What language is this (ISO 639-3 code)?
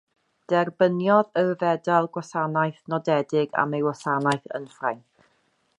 cym